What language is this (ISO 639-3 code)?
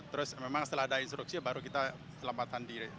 ind